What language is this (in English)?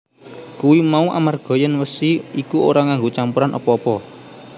Javanese